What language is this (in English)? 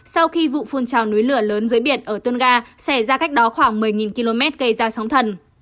Vietnamese